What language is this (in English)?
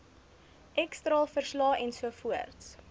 Afrikaans